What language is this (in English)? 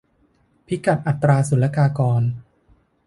Thai